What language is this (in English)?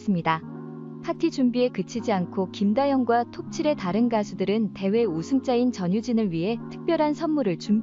Korean